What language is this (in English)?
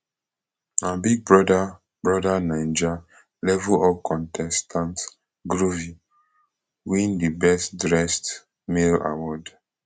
Nigerian Pidgin